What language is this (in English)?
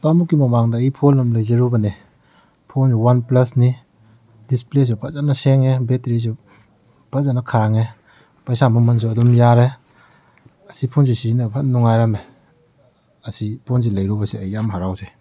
Manipuri